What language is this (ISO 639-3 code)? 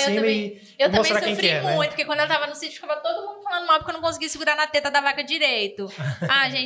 por